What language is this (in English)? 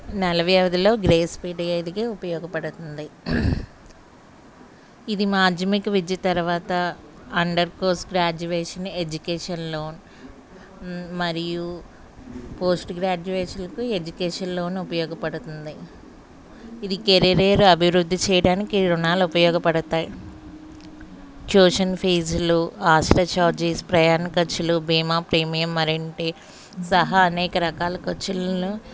Telugu